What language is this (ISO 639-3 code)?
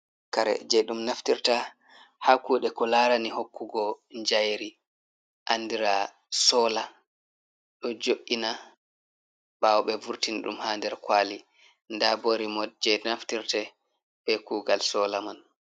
ful